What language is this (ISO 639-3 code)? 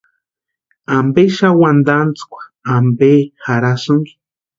pua